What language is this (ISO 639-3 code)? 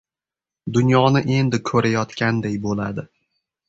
uzb